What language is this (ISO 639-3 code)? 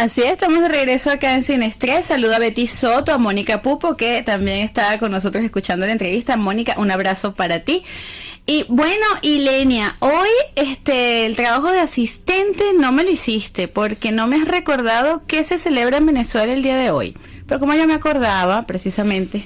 spa